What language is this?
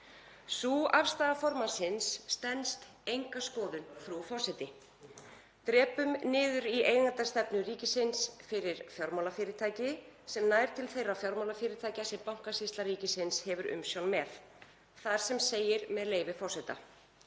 Icelandic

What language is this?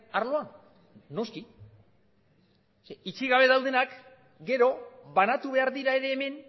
Basque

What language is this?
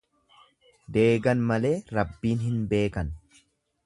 Oromo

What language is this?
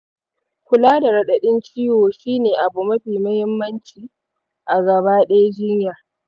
Hausa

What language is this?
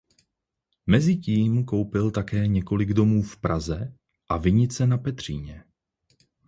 Czech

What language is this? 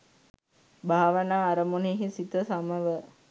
Sinhala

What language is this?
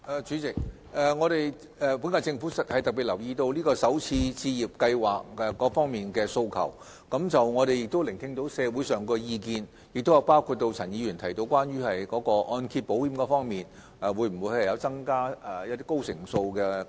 Cantonese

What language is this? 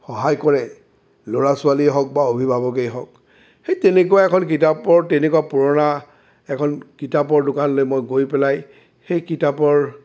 Assamese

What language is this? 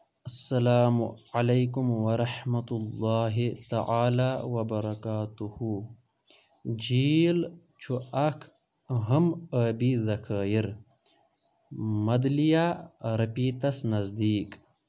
Kashmiri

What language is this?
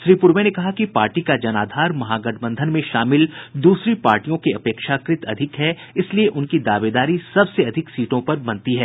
Hindi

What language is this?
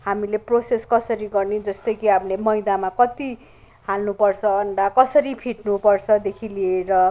Nepali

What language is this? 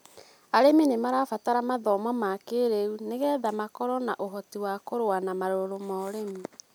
Kikuyu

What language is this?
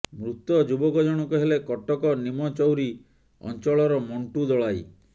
Odia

